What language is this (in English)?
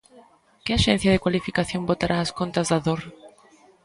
Galician